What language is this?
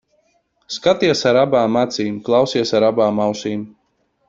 Latvian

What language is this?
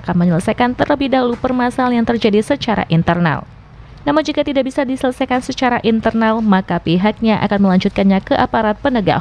Indonesian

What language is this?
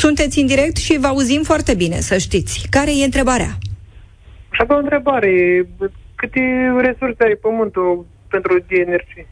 Romanian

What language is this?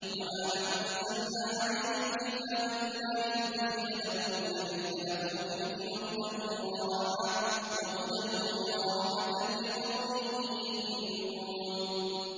Arabic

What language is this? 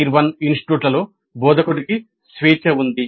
Telugu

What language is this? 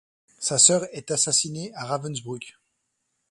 French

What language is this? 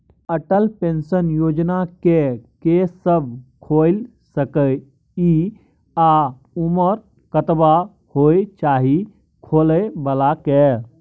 Maithili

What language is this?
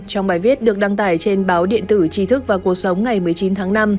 Vietnamese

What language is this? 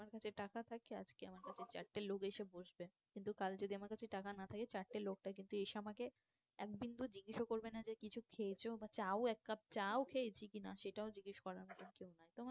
Bangla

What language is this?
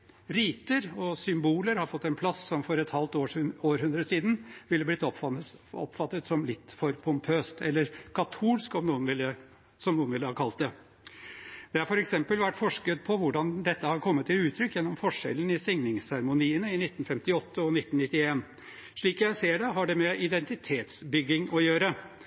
Norwegian Bokmål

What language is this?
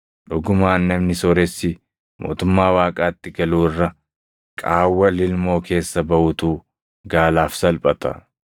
Oromo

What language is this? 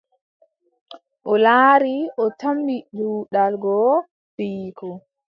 Adamawa Fulfulde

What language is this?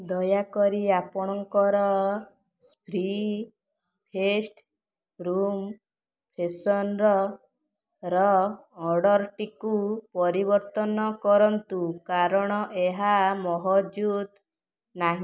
Odia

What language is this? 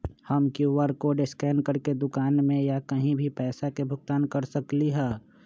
Magahi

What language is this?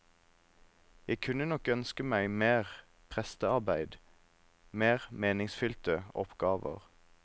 Norwegian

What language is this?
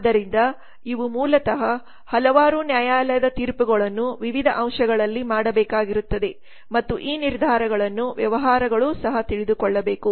Kannada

